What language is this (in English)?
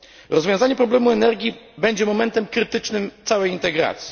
Polish